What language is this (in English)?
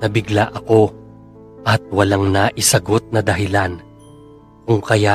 Filipino